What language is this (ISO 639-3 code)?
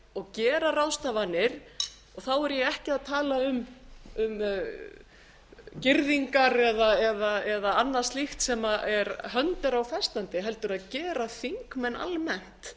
isl